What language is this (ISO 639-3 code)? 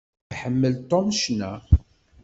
kab